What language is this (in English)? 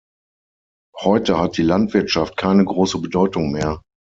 German